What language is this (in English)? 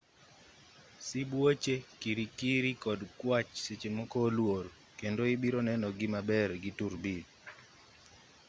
Luo (Kenya and Tanzania)